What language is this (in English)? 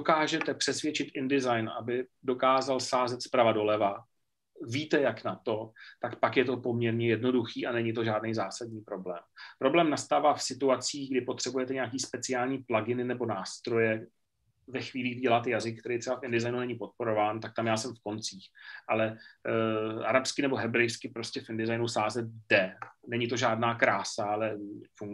Czech